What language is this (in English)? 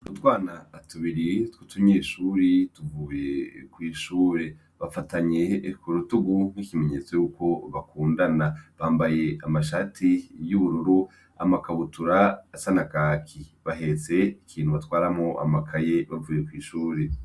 Rundi